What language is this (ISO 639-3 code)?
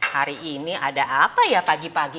ind